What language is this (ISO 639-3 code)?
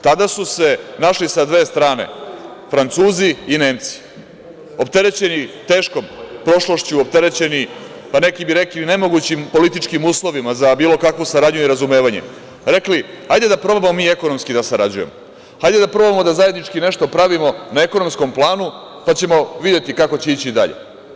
srp